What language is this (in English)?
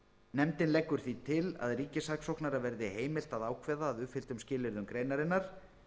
Icelandic